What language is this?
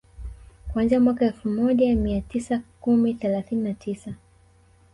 Swahili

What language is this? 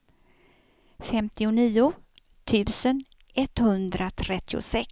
Swedish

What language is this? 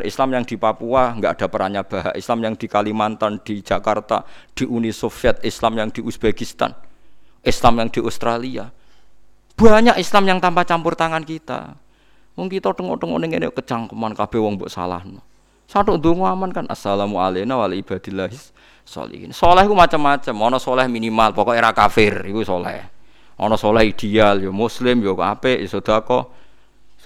Indonesian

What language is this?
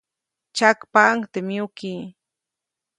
Copainalá Zoque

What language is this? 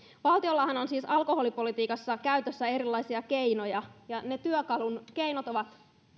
Finnish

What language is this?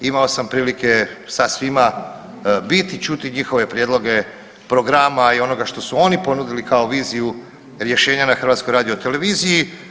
Croatian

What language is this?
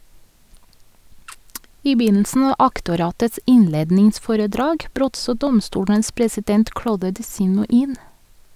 Norwegian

